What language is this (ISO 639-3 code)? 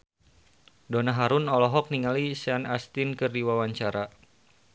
sun